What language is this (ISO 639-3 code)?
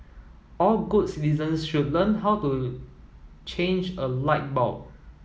eng